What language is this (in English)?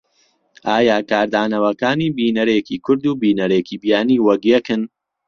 Central Kurdish